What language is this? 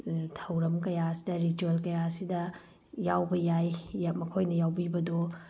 Manipuri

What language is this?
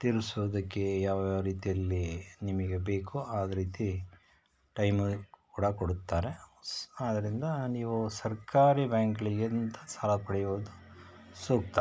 Kannada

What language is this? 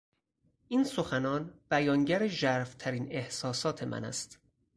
Persian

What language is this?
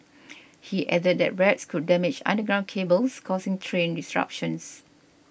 English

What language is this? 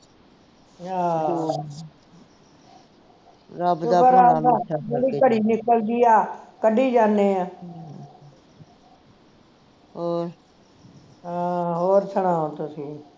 Punjabi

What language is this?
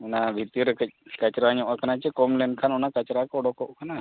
Santali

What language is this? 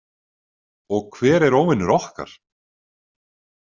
Icelandic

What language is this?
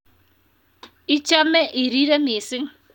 Kalenjin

